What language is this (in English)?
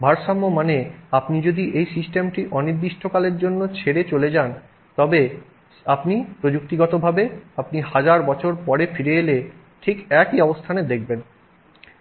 Bangla